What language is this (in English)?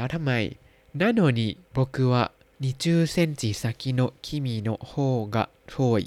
Thai